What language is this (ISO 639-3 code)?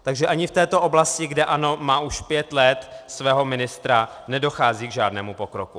ces